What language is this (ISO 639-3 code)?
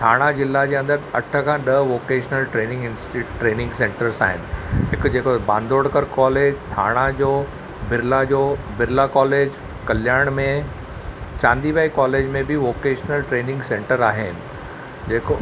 snd